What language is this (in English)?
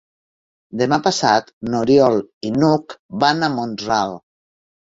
Catalan